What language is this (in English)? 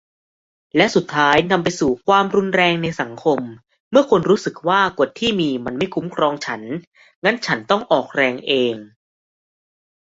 Thai